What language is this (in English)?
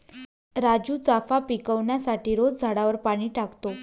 Marathi